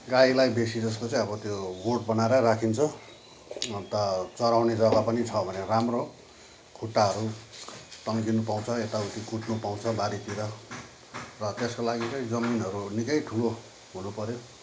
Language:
Nepali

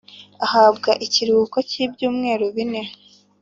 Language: Kinyarwanda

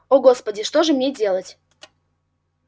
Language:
Russian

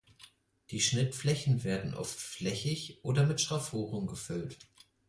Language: German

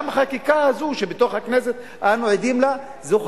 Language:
Hebrew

